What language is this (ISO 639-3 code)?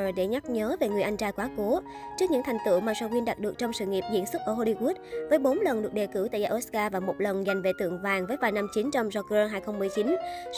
vie